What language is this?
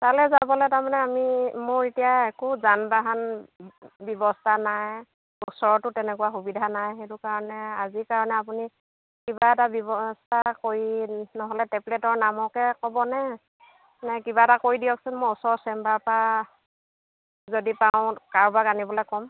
Assamese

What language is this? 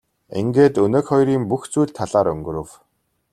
Mongolian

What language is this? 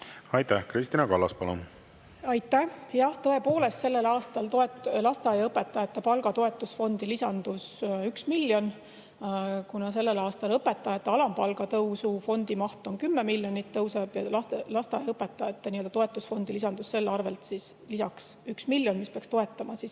Estonian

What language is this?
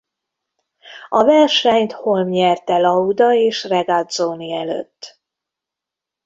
Hungarian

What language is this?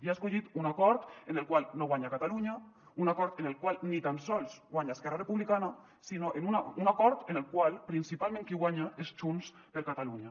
Catalan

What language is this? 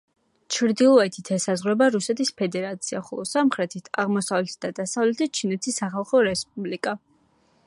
Georgian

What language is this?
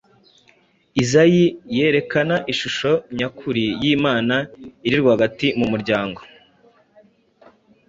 Kinyarwanda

